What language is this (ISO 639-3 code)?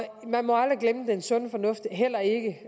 dan